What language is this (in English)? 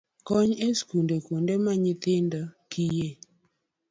Luo (Kenya and Tanzania)